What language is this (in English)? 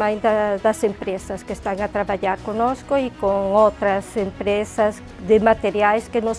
Portuguese